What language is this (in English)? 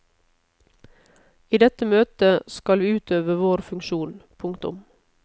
Norwegian